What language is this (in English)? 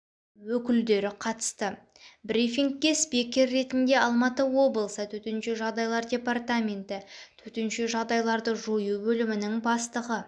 Kazakh